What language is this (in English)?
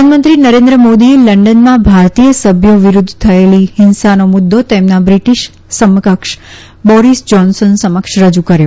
Gujarati